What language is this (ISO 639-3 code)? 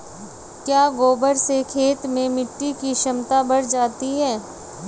hin